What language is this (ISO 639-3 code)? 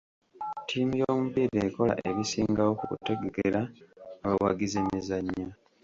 lug